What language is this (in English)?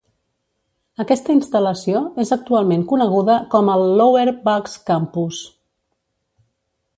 Catalan